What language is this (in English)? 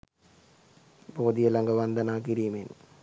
Sinhala